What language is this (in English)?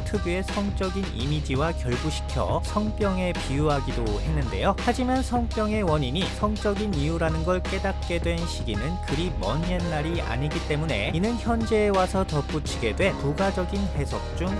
Korean